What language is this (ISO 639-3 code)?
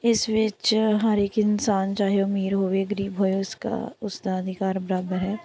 pan